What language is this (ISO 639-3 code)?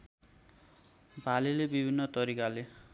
nep